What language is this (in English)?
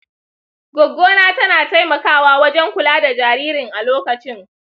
Hausa